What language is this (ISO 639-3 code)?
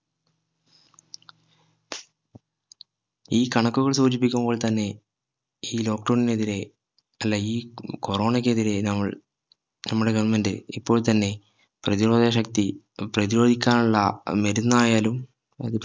mal